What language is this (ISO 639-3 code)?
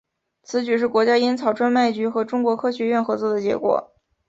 zho